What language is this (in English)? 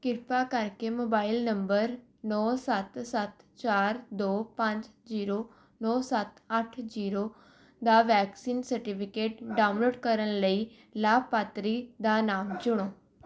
Punjabi